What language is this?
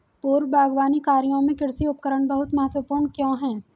Hindi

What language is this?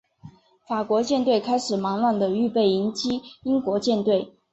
Chinese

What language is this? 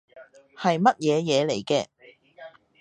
Cantonese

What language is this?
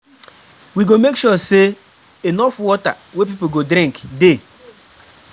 Nigerian Pidgin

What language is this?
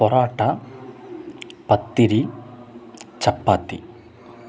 Malayalam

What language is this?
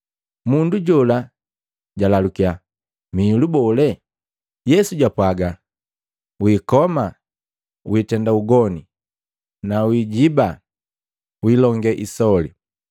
Matengo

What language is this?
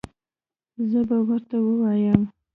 Pashto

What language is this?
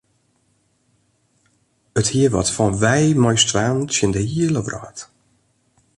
Western Frisian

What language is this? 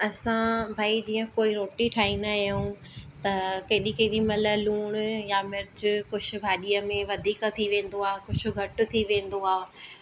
Sindhi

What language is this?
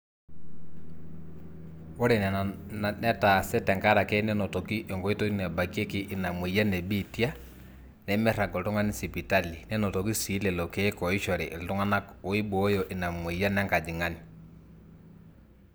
Masai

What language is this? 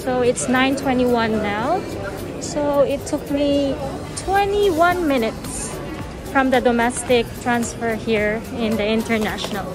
English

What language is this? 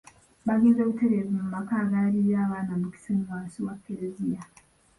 Ganda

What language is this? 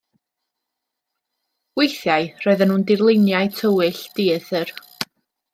Welsh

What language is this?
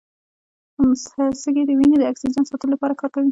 Pashto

